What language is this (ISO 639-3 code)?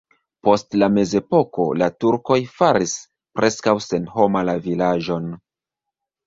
epo